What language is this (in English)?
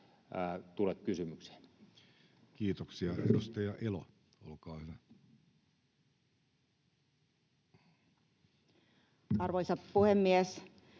Finnish